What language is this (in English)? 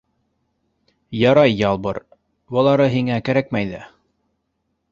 Bashkir